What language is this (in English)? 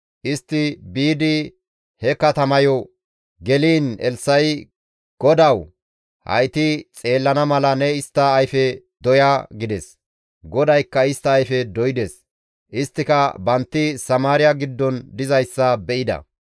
Gamo